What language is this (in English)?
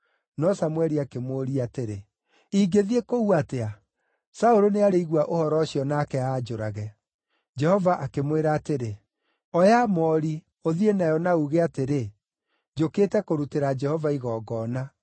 Kikuyu